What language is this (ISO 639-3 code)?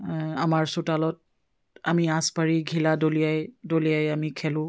asm